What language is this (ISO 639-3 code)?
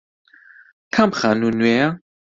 ckb